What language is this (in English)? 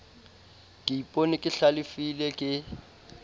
Southern Sotho